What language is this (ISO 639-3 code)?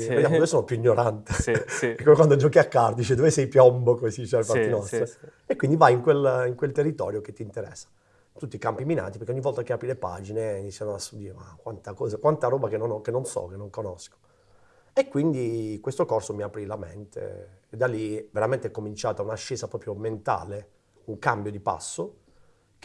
ita